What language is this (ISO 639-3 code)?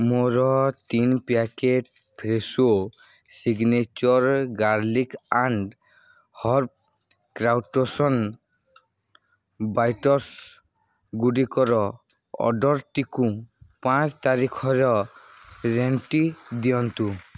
ori